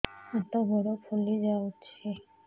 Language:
Odia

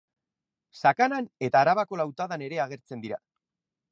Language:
Basque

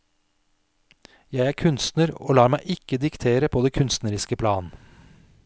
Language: Norwegian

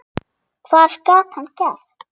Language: Icelandic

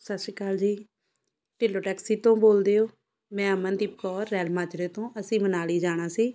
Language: Punjabi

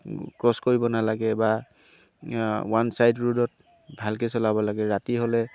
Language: Assamese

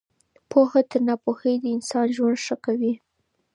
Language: Pashto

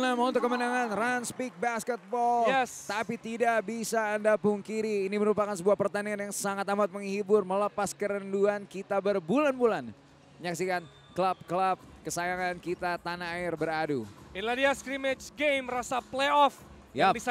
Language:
Indonesian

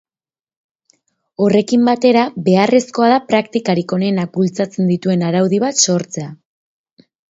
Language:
Basque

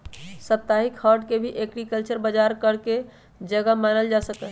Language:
Magahi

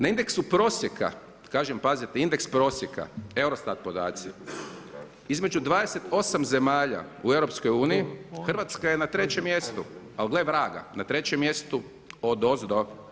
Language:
Croatian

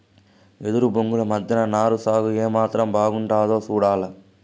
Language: Telugu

